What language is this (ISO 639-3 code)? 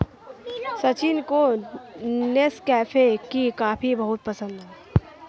hin